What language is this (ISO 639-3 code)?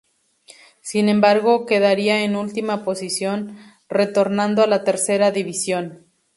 spa